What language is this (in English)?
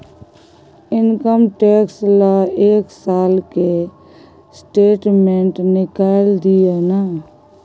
Maithili